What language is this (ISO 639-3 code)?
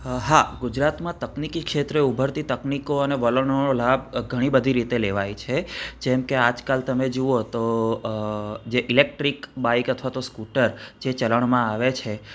guj